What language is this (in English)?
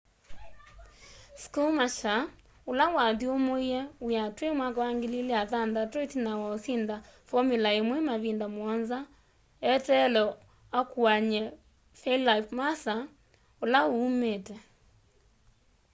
Kamba